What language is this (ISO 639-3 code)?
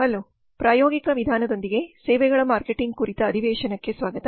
kan